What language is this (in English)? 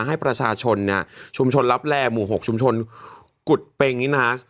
Thai